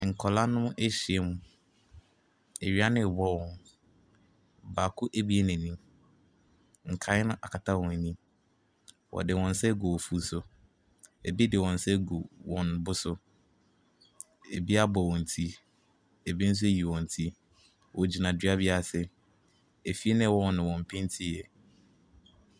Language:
Akan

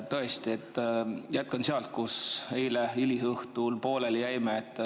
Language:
Estonian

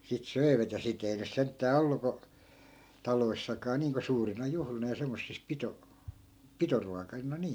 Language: Finnish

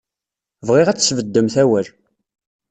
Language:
Kabyle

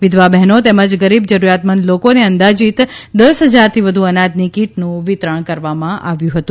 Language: Gujarati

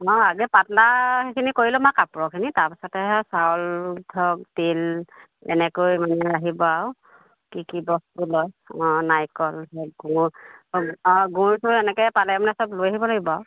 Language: Assamese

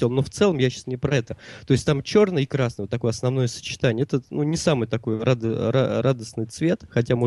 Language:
Russian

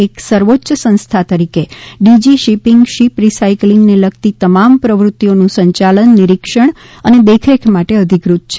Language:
Gujarati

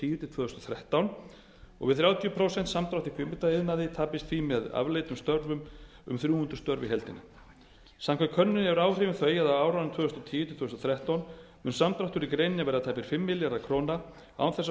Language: Icelandic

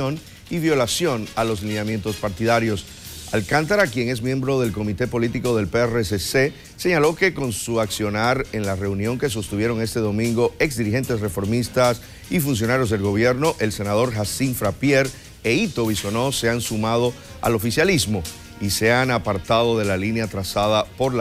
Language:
Spanish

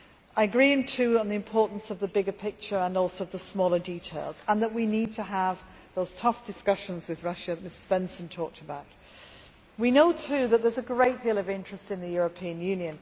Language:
English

